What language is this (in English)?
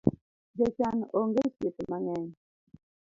Luo (Kenya and Tanzania)